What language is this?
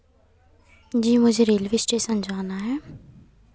Hindi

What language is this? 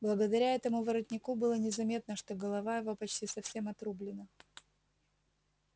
Russian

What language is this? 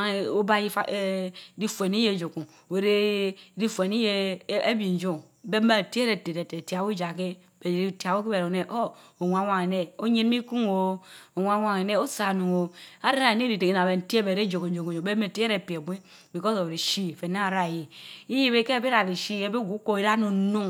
Mbe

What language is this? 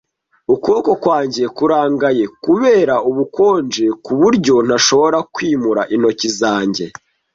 Kinyarwanda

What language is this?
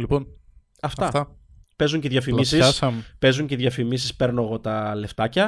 Greek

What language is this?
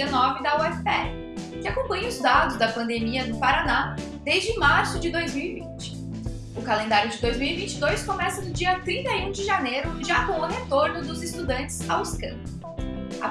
Portuguese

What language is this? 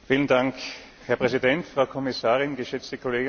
German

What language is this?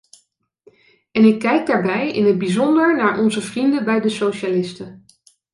Dutch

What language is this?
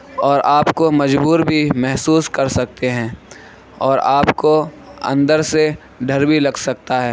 Urdu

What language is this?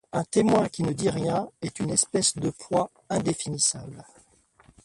French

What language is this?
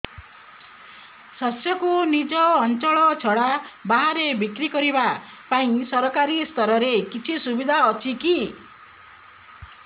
Odia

